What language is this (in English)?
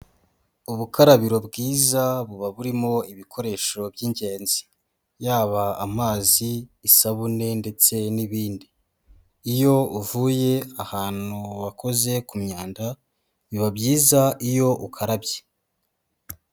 Kinyarwanda